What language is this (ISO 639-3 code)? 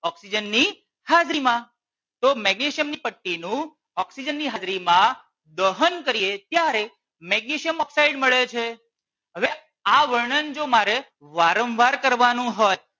guj